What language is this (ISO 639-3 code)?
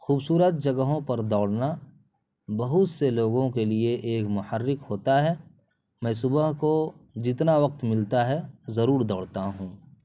urd